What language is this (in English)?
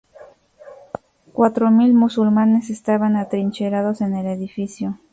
Spanish